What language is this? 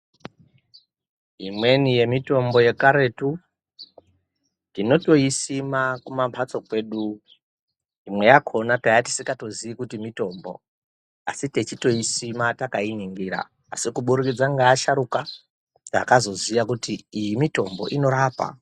Ndau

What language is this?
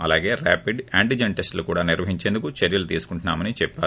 Telugu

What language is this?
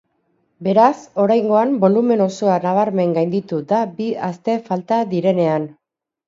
Basque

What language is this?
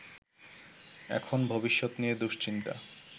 Bangla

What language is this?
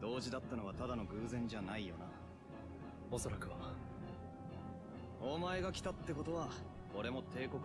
German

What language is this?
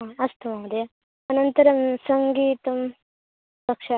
Sanskrit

